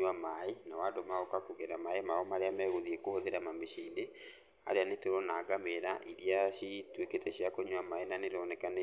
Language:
Kikuyu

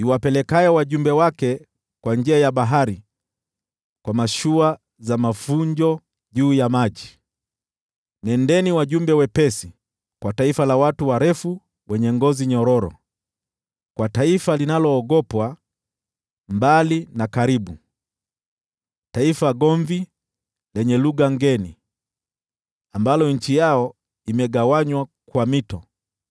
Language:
Swahili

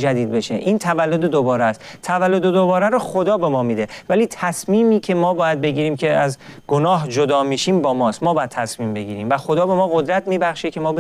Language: Persian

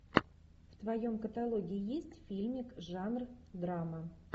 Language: Russian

